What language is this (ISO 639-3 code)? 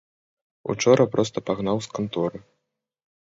bel